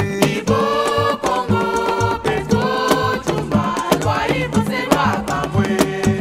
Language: French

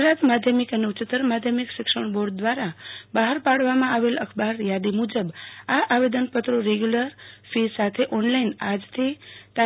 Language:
Gujarati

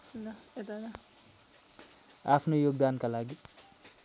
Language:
Nepali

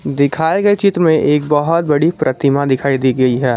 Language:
Hindi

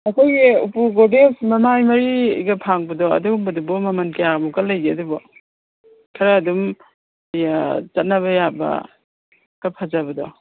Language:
Manipuri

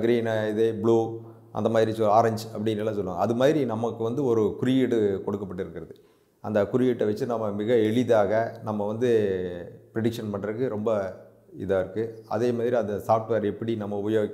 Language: Hindi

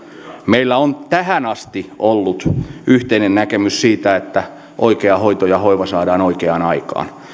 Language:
Finnish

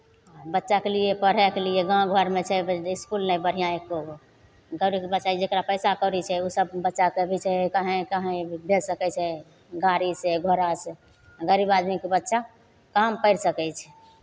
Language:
Maithili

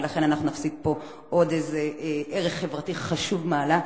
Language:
Hebrew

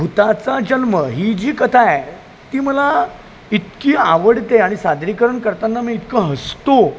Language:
Marathi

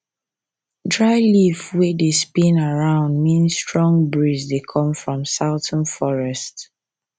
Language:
Nigerian Pidgin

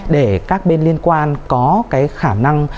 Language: Vietnamese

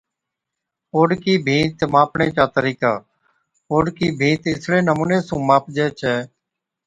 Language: Od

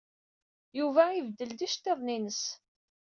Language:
Kabyle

